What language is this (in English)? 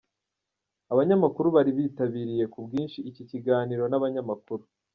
Kinyarwanda